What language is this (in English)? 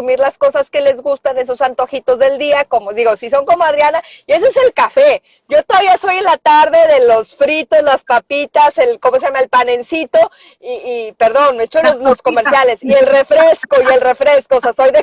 Spanish